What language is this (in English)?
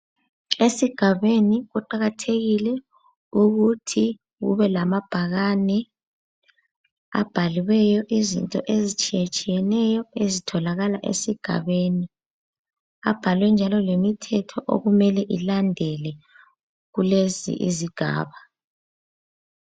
North Ndebele